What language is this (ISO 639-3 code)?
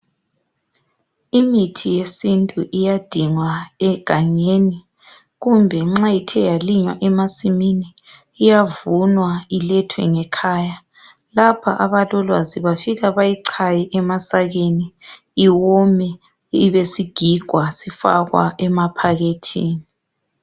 nde